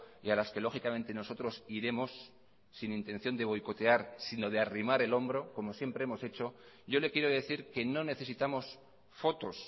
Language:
Spanish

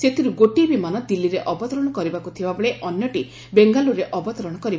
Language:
Odia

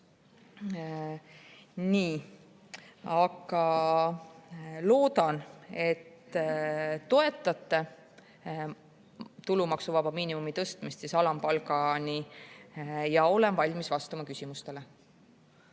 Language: Estonian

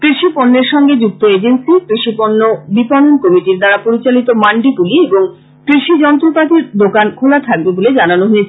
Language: Bangla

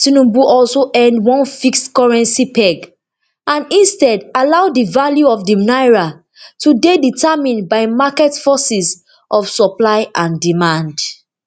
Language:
Nigerian Pidgin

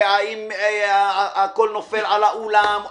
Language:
Hebrew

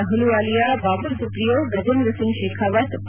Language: Kannada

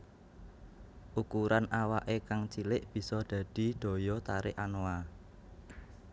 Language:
Javanese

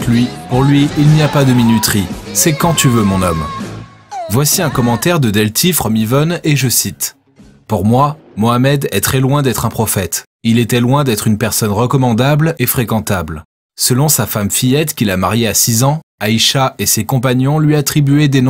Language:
French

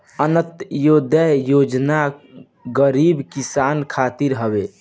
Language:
Bhojpuri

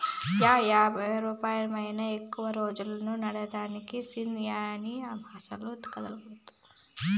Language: Telugu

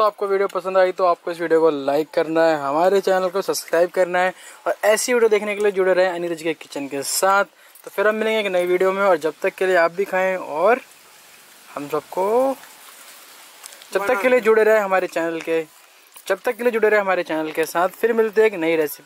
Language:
Hindi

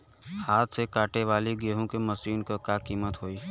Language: Bhojpuri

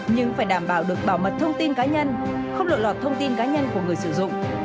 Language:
Vietnamese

